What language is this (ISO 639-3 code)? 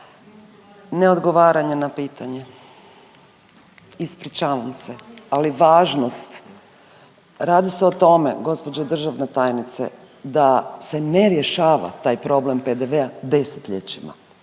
hrv